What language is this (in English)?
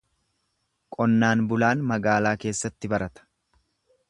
Oromo